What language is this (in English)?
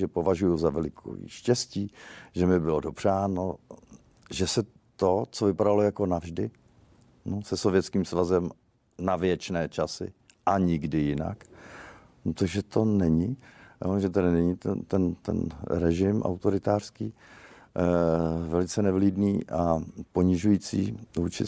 Czech